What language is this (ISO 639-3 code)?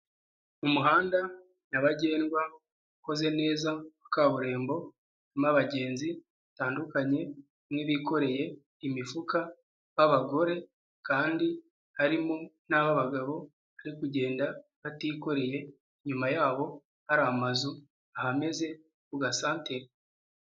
kin